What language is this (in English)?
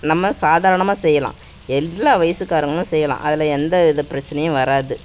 Tamil